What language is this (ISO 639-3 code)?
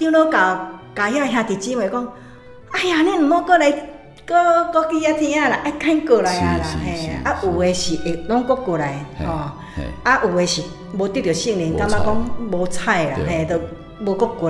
zho